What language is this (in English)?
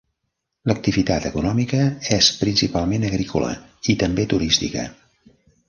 Catalan